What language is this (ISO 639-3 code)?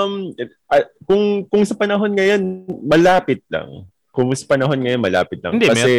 fil